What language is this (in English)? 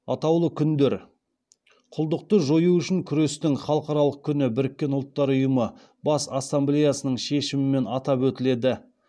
Kazakh